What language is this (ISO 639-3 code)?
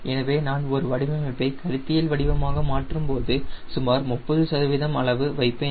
tam